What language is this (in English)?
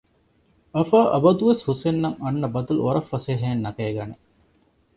Divehi